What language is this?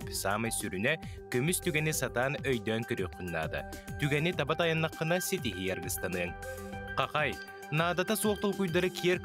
Turkish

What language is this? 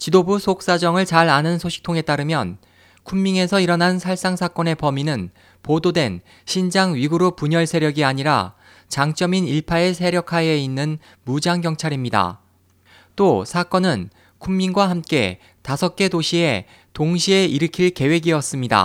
Korean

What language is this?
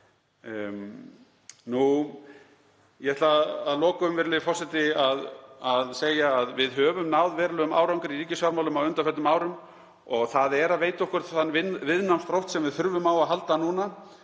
Icelandic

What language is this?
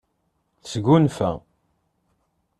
Kabyle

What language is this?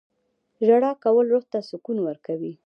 Pashto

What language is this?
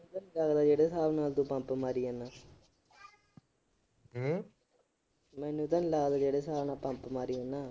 Punjabi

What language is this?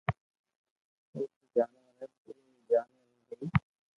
Loarki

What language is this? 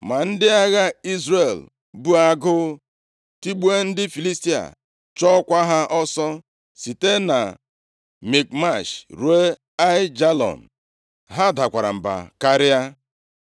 Igbo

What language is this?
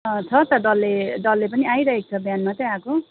Nepali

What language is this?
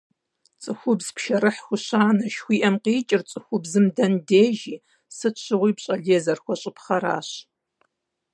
Kabardian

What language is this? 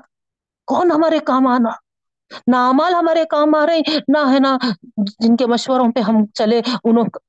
Urdu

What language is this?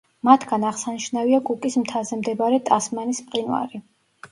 Georgian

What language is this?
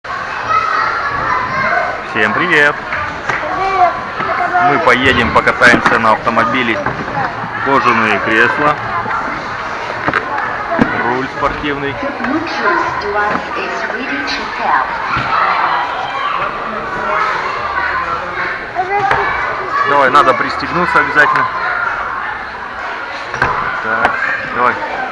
Russian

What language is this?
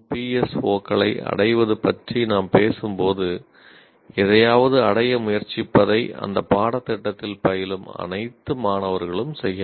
Tamil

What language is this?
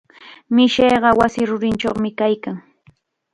Chiquián Ancash Quechua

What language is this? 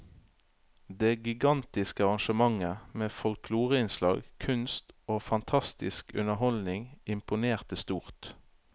Norwegian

